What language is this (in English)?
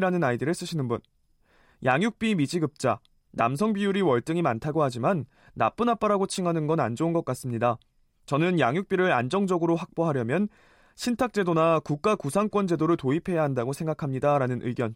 Korean